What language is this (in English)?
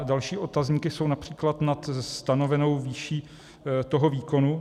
Czech